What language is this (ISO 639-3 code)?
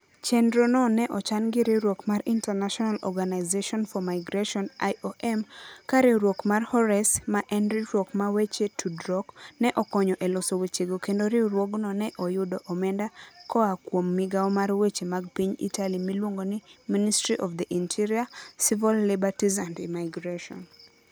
luo